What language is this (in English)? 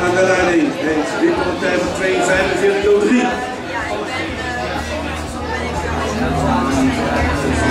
Dutch